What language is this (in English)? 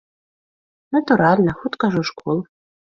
Belarusian